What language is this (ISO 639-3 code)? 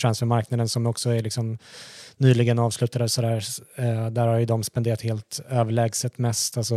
swe